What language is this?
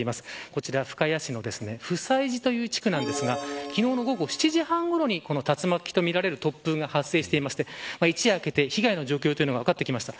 Japanese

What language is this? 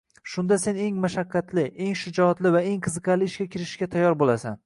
Uzbek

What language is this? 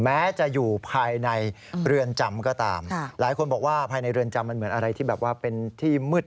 Thai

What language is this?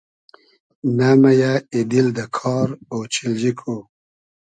Hazaragi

